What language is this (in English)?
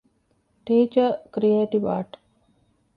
Divehi